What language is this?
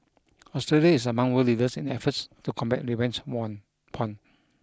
English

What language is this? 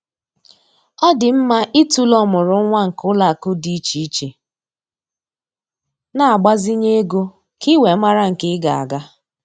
Igbo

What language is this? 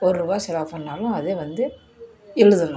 Tamil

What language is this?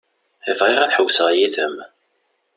Kabyle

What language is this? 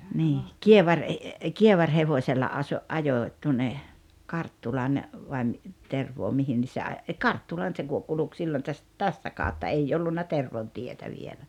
Finnish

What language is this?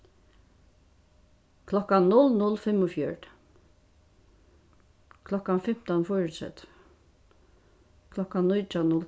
Faroese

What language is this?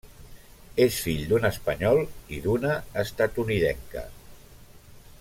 Catalan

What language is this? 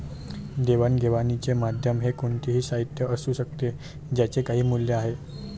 Marathi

